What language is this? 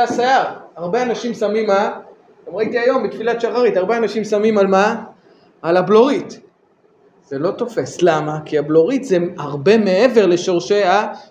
Hebrew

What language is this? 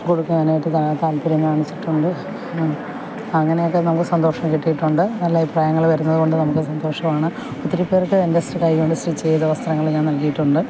Malayalam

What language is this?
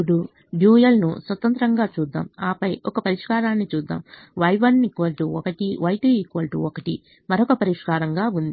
Telugu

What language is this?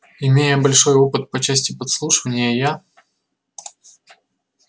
Russian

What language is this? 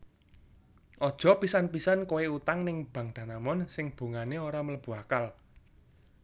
Javanese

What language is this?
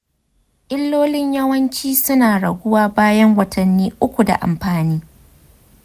Hausa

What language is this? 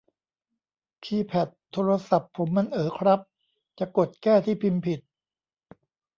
Thai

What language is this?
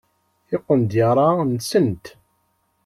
Kabyle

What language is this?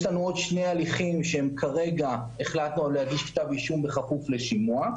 Hebrew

